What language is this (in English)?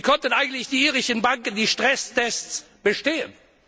German